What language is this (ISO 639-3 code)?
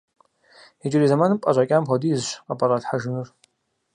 kbd